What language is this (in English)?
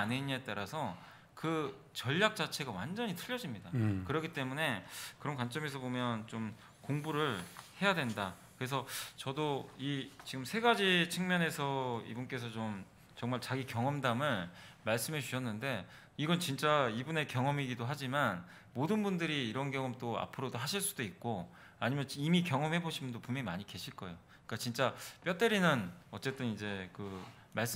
Korean